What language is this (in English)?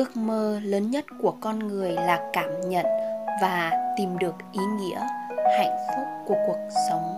Vietnamese